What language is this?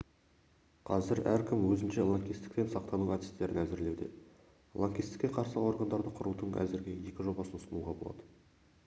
Kazakh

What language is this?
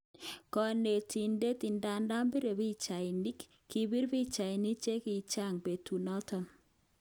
Kalenjin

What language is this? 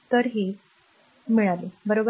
Marathi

